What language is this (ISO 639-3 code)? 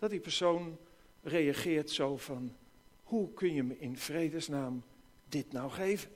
nld